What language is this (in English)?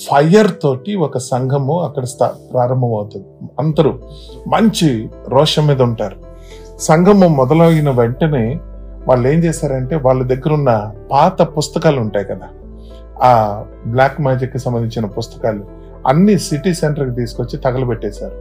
Telugu